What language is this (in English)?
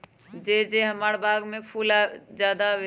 Magahi